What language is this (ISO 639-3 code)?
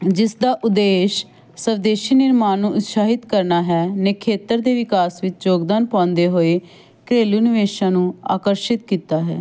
pan